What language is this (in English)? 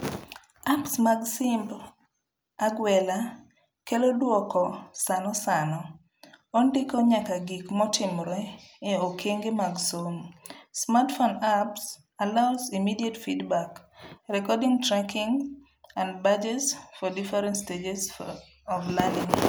Luo (Kenya and Tanzania)